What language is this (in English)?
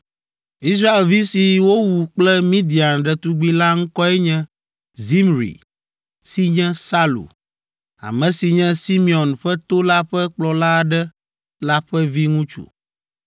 Ewe